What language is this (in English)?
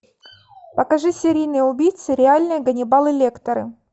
Russian